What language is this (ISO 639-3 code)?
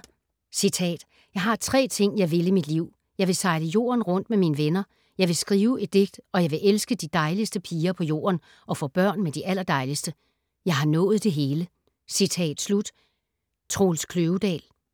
dan